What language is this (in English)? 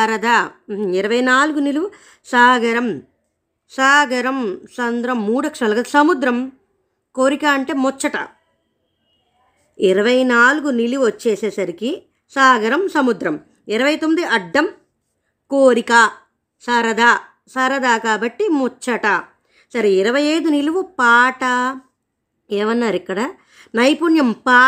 Telugu